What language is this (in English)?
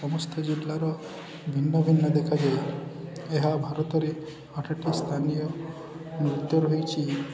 Odia